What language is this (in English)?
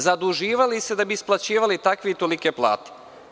Serbian